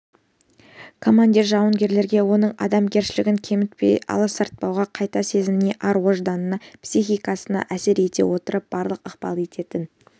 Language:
Kazakh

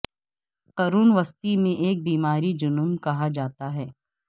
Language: Urdu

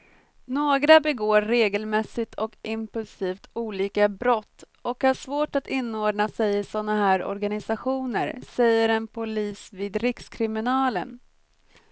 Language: Swedish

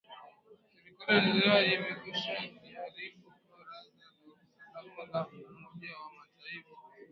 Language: Swahili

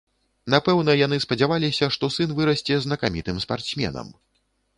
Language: Belarusian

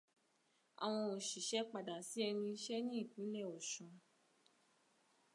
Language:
Yoruba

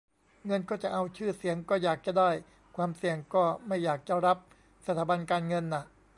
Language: Thai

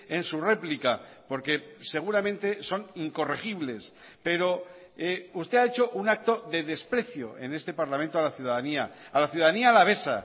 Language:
Spanish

